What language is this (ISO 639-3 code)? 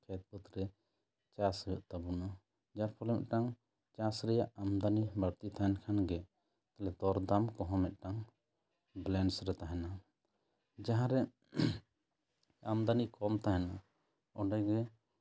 sat